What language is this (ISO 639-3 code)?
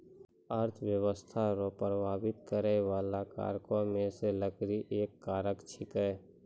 mai